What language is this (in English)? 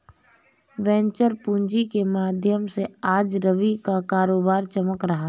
Hindi